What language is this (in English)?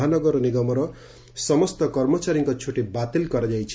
Odia